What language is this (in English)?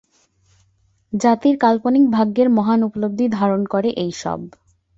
Bangla